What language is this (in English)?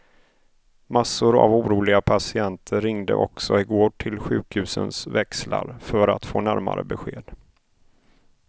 Swedish